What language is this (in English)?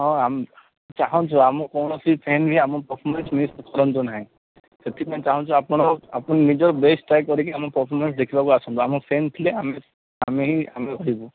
Odia